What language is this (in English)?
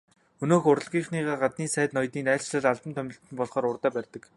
Mongolian